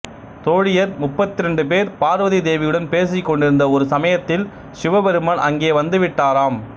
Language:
Tamil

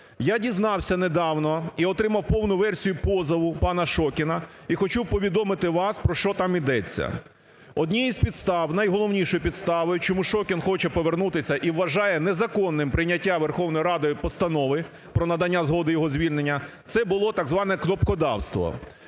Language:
Ukrainian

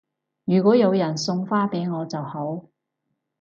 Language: Cantonese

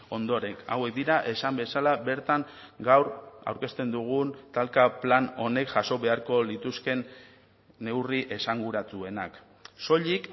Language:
Basque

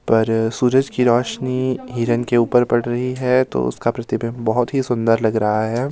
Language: Hindi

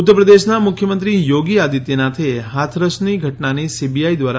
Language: Gujarati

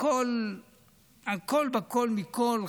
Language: Hebrew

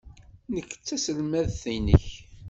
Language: Kabyle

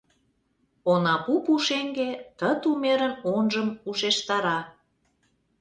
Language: Mari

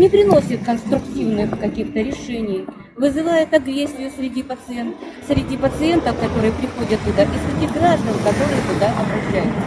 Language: Russian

